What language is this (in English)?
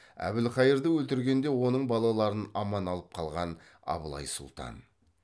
Kazakh